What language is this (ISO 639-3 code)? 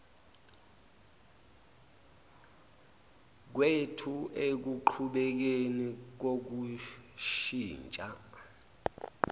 zul